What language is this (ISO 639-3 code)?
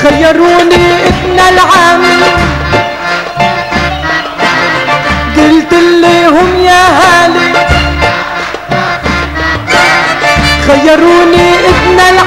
ara